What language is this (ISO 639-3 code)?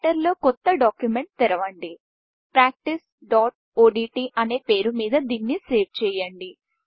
tel